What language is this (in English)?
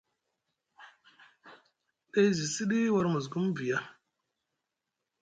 Musgu